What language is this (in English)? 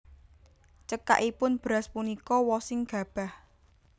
Javanese